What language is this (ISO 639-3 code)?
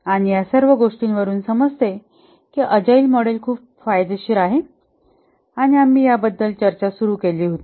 mar